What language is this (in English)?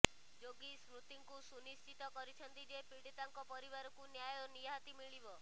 Odia